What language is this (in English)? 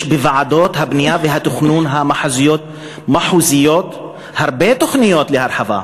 Hebrew